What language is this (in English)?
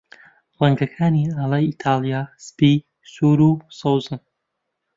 Central Kurdish